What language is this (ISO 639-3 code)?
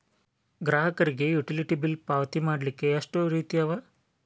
kan